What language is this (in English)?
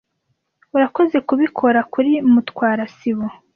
Kinyarwanda